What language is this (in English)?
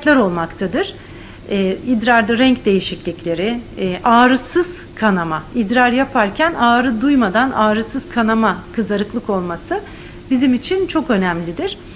Turkish